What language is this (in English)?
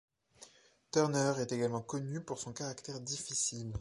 French